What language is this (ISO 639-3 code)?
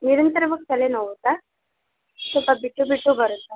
kan